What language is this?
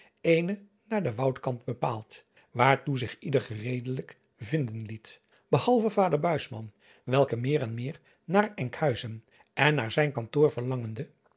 Dutch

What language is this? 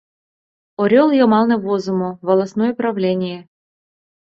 Mari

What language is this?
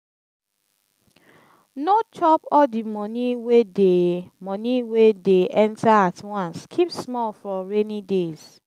Nigerian Pidgin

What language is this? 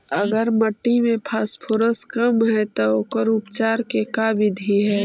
Magahi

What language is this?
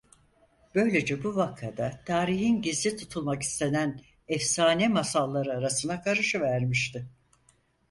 Turkish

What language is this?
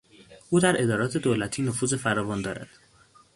Persian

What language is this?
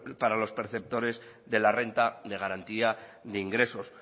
Spanish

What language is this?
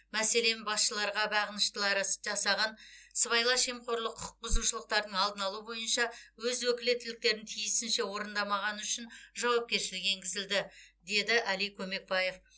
Kazakh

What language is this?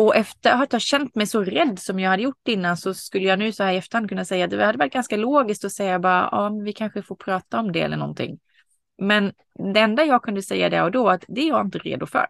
Swedish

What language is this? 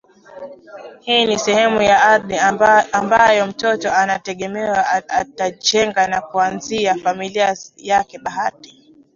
Swahili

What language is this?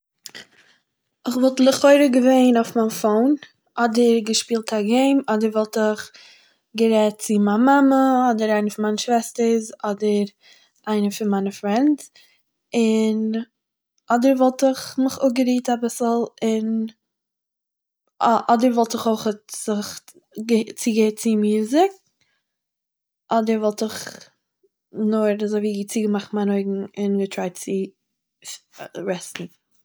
Yiddish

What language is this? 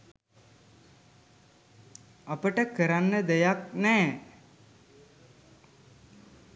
Sinhala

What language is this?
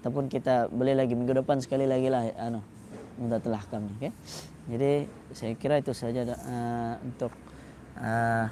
Malay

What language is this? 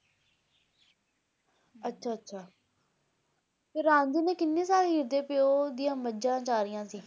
Punjabi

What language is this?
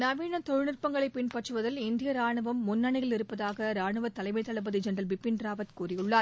Tamil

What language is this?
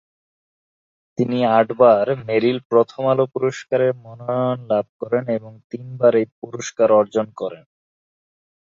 Bangla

